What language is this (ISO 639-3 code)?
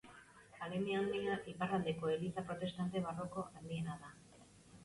eus